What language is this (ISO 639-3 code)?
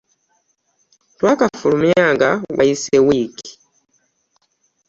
lug